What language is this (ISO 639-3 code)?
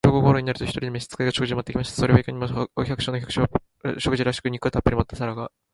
jpn